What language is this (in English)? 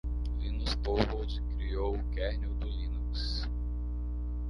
Portuguese